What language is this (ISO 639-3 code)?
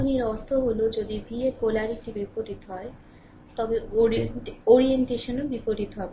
ben